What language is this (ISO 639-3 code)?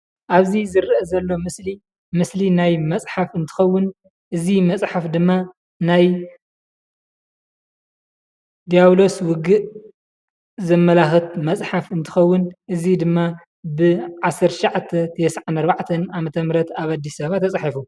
tir